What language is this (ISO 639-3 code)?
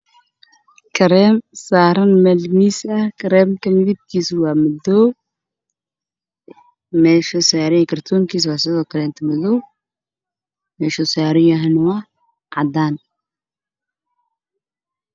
som